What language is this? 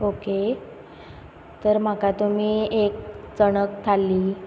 Konkani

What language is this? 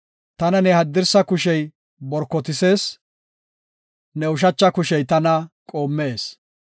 Gofa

